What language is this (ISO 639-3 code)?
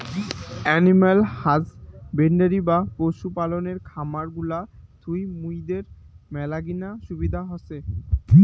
ben